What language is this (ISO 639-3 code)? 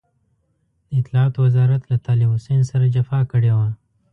pus